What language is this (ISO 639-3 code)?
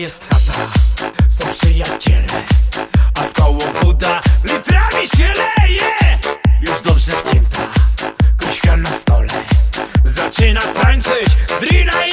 pol